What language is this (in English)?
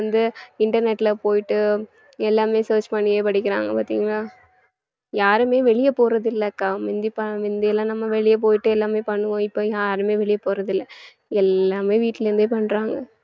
Tamil